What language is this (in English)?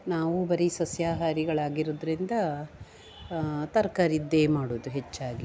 Kannada